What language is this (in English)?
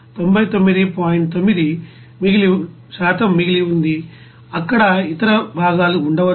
Telugu